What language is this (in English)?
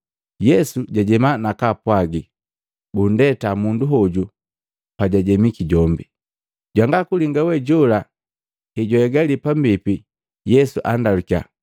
Matengo